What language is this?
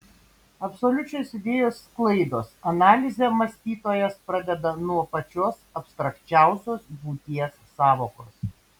Lithuanian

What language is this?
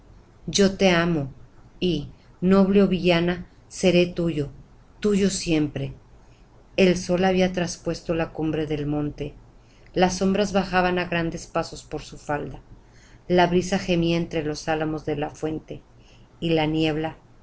Spanish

